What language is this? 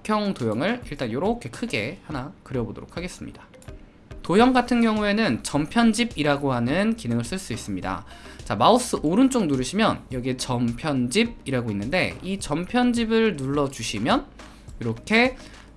Korean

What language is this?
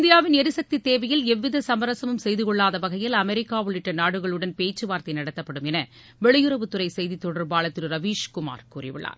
Tamil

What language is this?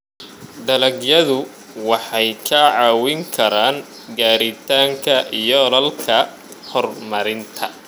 Somali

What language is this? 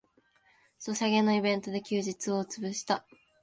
Japanese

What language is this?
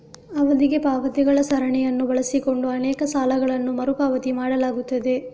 Kannada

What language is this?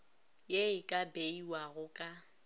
Northern Sotho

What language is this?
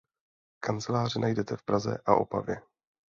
Czech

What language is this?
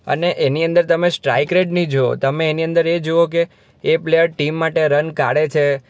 Gujarati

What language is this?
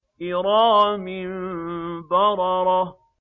Arabic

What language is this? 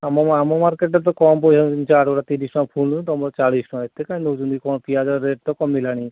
Odia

